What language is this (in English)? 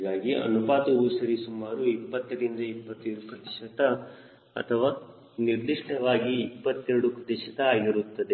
Kannada